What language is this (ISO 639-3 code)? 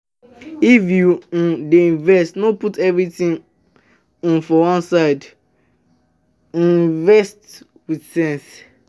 pcm